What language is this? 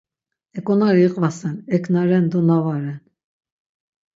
Laz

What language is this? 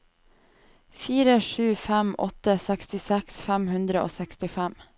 Norwegian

